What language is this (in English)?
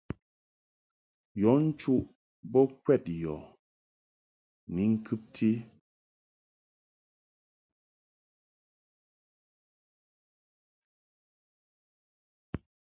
Mungaka